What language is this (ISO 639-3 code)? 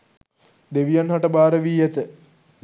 sin